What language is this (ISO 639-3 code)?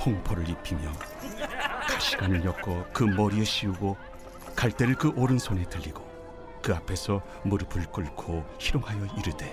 kor